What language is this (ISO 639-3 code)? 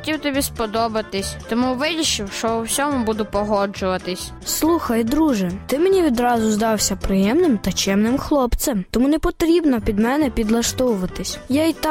ukr